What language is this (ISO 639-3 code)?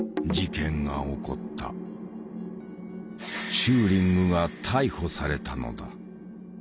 jpn